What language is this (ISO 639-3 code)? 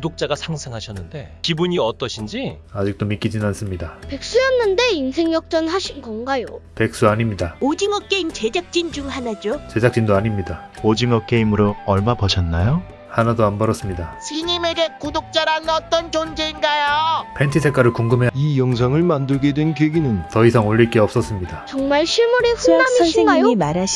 kor